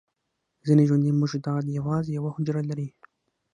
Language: Pashto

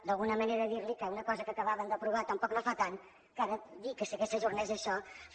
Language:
Catalan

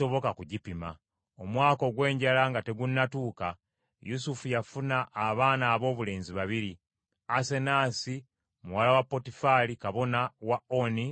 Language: Ganda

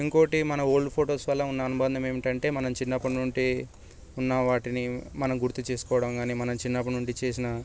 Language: Telugu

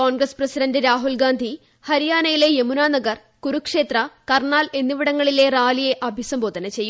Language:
Malayalam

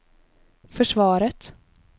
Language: Swedish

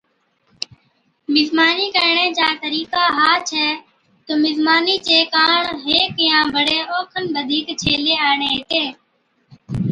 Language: Od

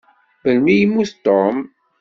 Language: Kabyle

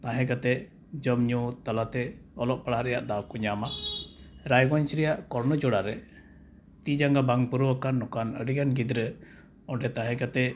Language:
Santali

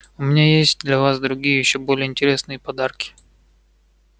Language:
Russian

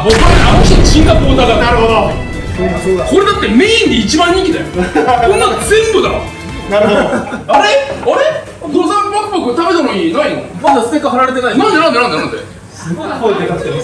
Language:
Japanese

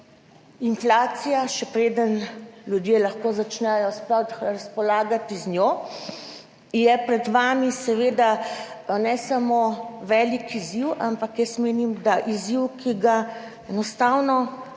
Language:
Slovenian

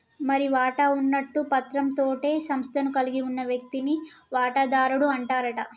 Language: Telugu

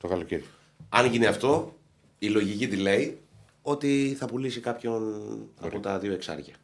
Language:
Greek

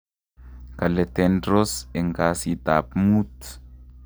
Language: Kalenjin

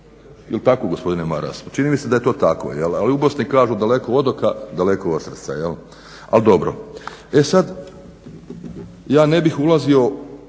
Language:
Croatian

